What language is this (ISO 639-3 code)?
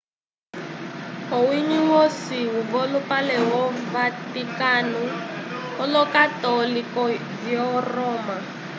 umb